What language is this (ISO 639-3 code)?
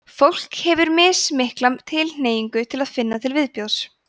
isl